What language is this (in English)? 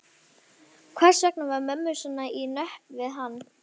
Icelandic